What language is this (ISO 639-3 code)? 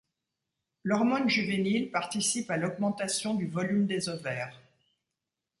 fra